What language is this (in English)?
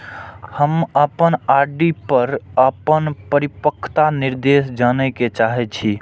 Maithili